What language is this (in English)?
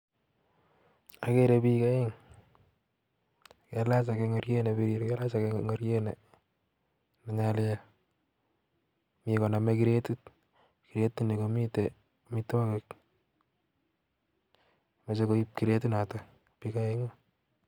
Kalenjin